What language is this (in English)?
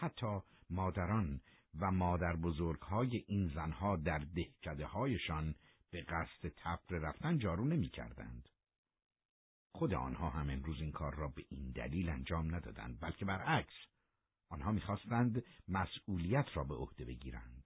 Persian